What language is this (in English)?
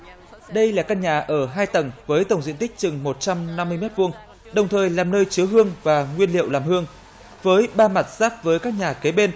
Vietnamese